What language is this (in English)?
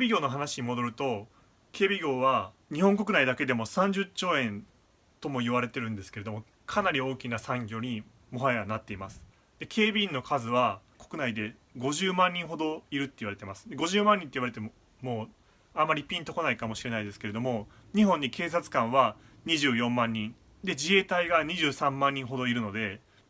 Japanese